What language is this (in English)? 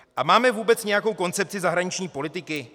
Czech